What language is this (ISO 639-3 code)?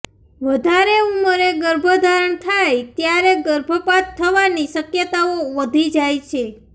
guj